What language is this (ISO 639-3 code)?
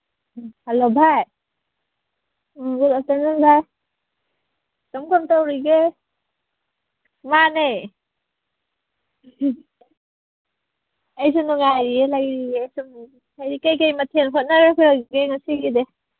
mni